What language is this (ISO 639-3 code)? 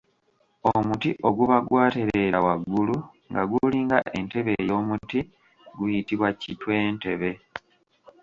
lug